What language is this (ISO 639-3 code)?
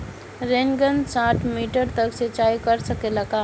bho